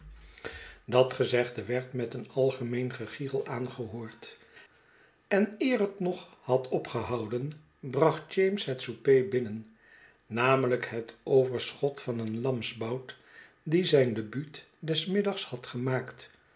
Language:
Dutch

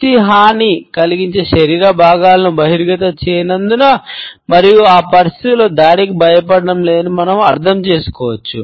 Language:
Telugu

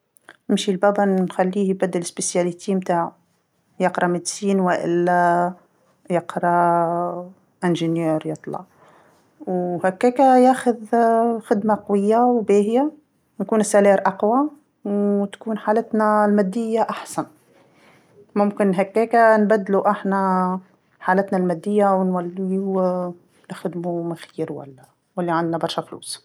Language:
Tunisian Arabic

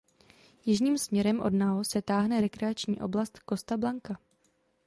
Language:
Czech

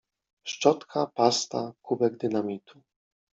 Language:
Polish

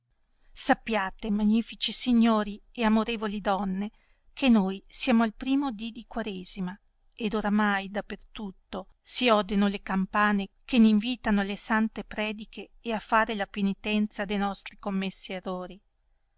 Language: Italian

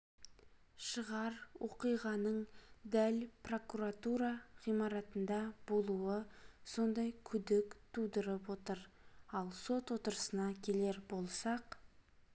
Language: Kazakh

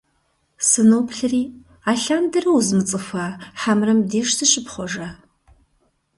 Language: Kabardian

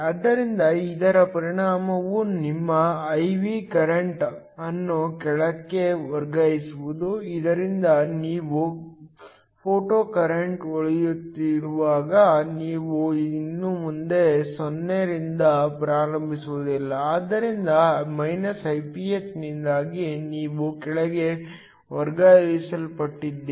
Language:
Kannada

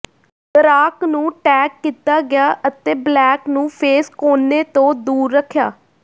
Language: Punjabi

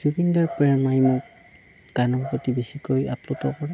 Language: Assamese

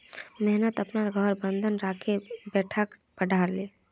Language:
Magahi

